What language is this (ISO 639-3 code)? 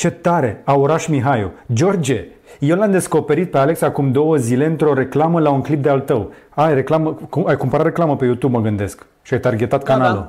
ron